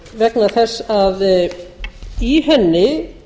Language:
Icelandic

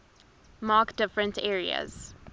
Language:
English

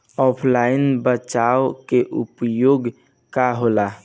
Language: Bhojpuri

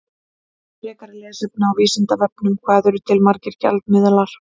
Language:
Icelandic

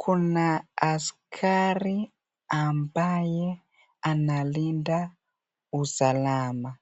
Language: Swahili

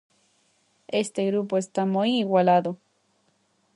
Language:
Galician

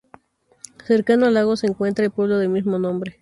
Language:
Spanish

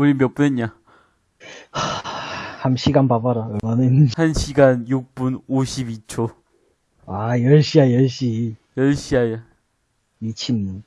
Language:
Korean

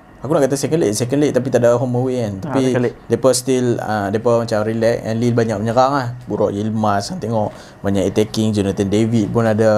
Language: Malay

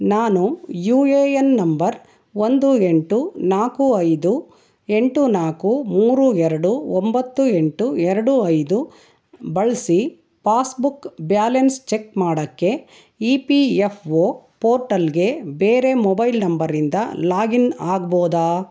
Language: Kannada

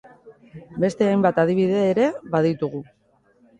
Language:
Basque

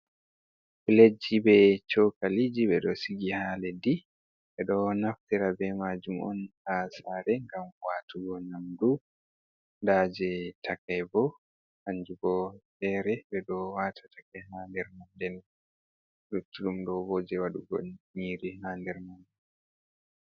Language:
Fula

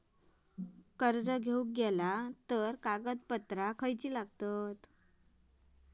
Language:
Marathi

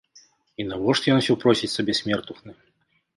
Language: Belarusian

